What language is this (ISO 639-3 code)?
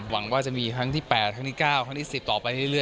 tha